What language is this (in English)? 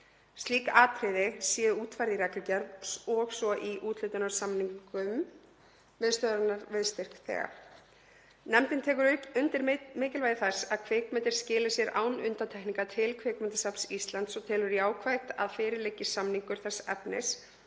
Icelandic